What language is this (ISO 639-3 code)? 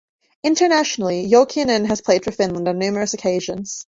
eng